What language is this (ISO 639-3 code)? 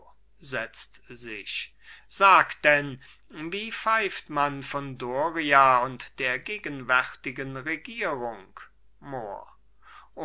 deu